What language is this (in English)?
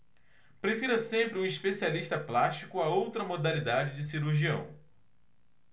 Portuguese